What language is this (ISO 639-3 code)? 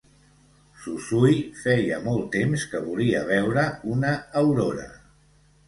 cat